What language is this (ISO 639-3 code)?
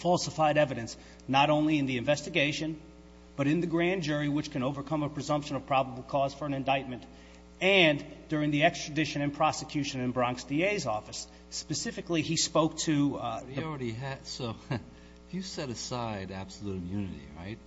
eng